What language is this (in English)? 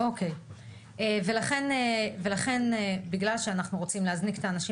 Hebrew